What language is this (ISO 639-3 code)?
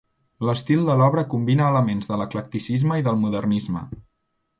cat